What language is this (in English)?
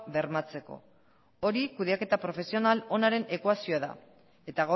Basque